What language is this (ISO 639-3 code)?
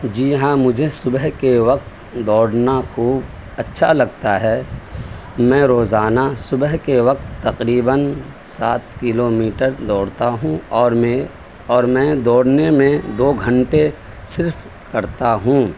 urd